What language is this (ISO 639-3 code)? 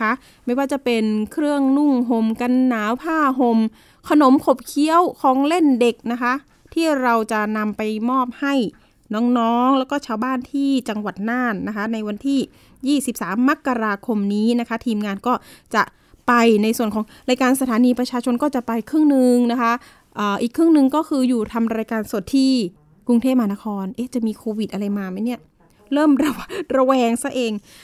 tha